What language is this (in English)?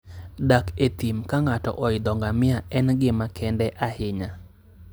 Luo (Kenya and Tanzania)